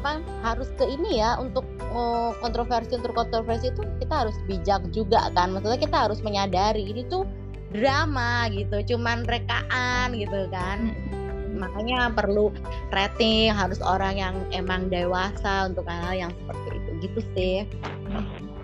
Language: Indonesian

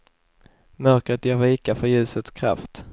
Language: Swedish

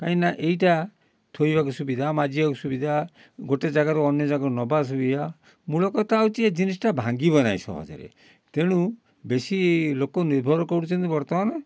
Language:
Odia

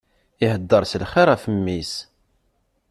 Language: Kabyle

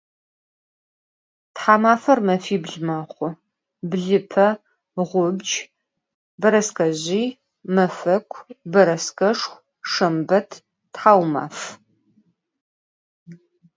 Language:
Adyghe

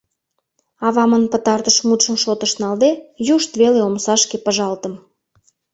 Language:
Mari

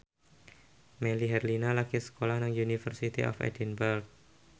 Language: Javanese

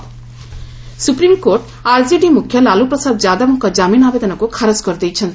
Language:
Odia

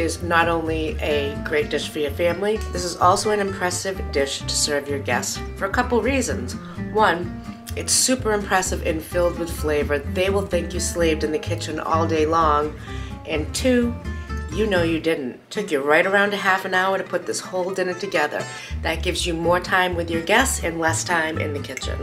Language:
English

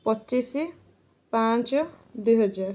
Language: Odia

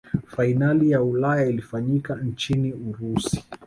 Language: Swahili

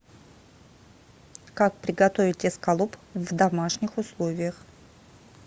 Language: Russian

